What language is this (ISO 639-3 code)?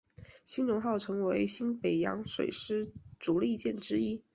zho